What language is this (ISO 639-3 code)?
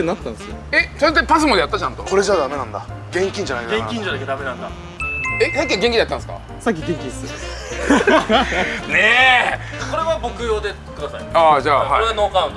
jpn